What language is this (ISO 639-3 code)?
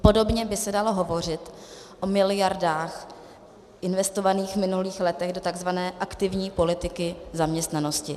ces